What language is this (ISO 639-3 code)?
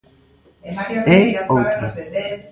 glg